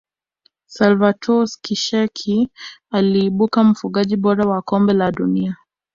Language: Swahili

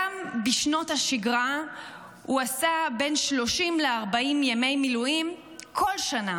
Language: Hebrew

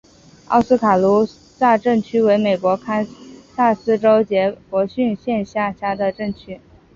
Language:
Chinese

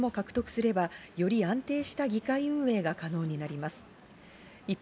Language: Japanese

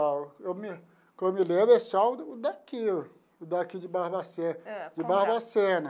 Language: Portuguese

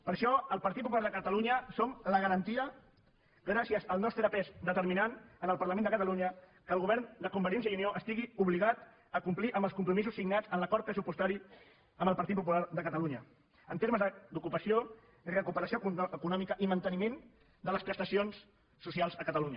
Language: Catalan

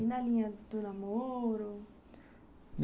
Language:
Portuguese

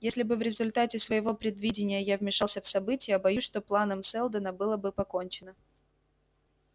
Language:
Russian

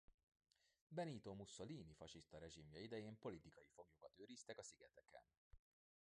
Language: Hungarian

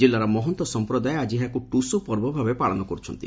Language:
Odia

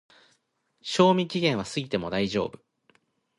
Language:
Japanese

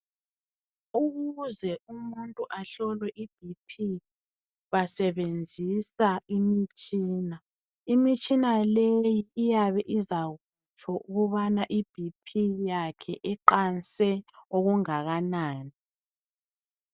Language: North Ndebele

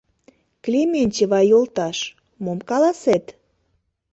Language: Mari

